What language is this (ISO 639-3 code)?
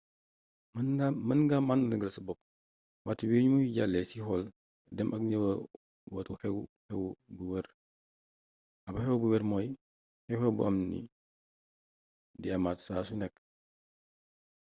wol